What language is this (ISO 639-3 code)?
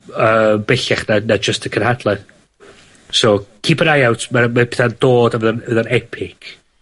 cym